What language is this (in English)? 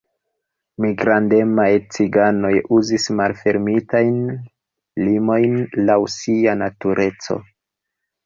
Esperanto